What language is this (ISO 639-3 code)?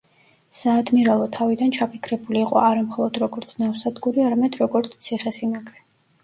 kat